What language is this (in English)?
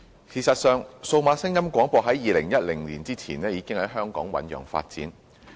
Cantonese